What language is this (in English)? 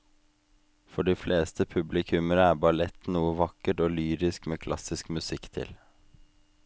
Norwegian